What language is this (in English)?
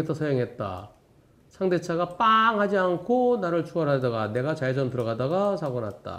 Korean